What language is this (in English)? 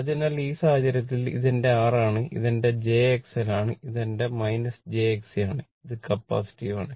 Malayalam